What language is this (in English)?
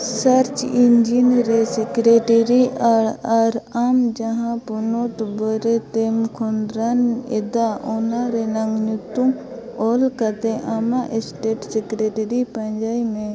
Santali